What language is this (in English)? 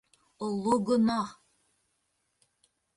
Bashkir